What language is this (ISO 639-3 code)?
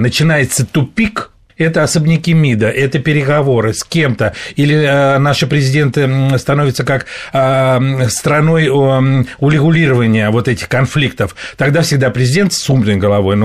rus